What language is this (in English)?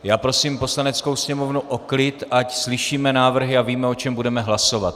Czech